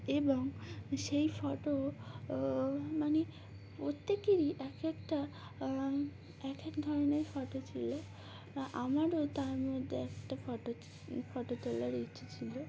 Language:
Bangla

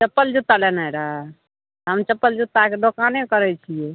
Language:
Maithili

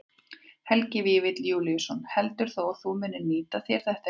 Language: Icelandic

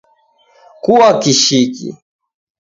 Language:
Taita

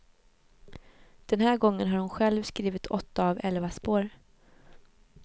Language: Swedish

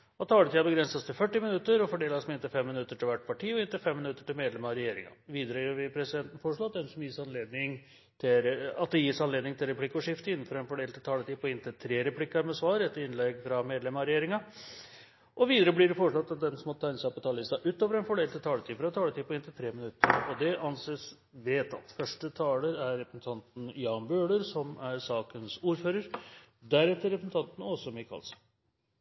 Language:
Norwegian Bokmål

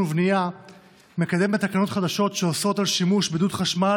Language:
Hebrew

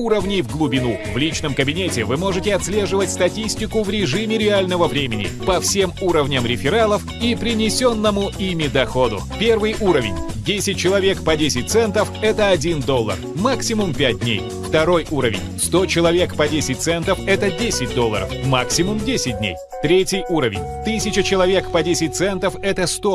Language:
Russian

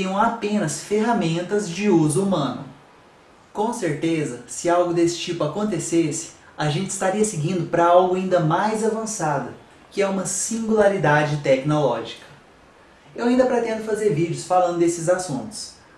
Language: Portuguese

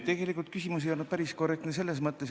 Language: Estonian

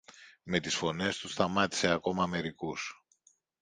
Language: Greek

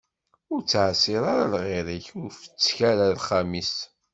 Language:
Kabyle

